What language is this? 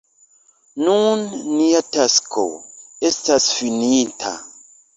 Esperanto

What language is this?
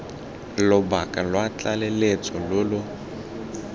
Tswana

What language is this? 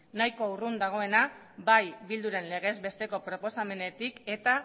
Basque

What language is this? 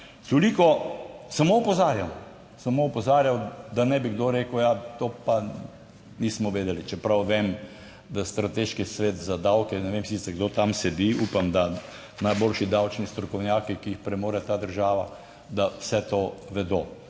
Slovenian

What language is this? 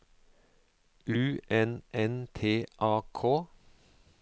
Norwegian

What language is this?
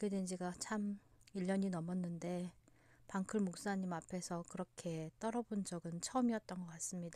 Korean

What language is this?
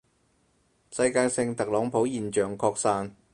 Cantonese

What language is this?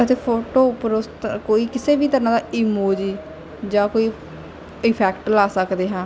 Punjabi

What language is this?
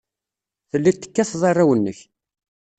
Kabyle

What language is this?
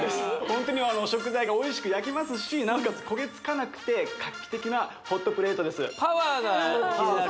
Japanese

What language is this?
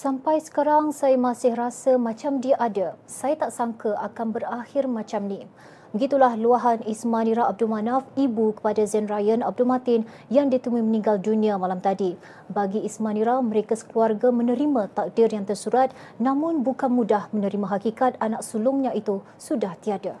Malay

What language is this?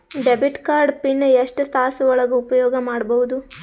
Kannada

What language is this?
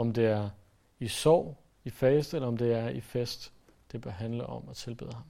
Danish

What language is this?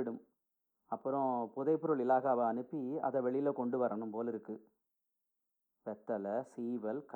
Tamil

